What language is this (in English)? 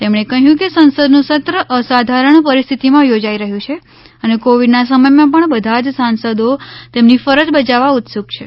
Gujarati